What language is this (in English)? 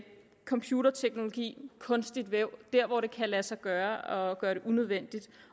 Danish